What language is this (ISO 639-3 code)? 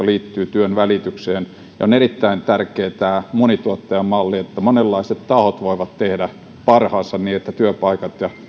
fin